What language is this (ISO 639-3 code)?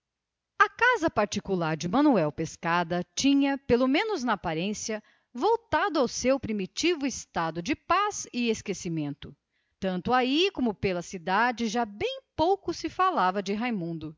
por